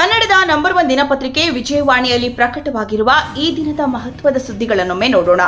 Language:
Kannada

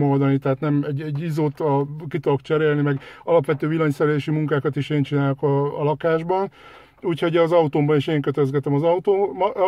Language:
Hungarian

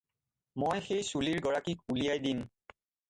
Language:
Assamese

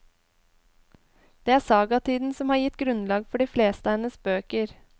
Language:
Norwegian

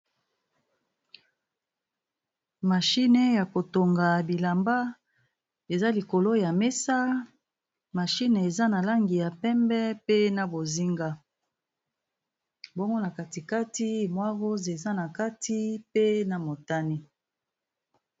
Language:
Lingala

